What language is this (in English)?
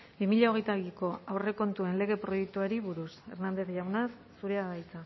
Basque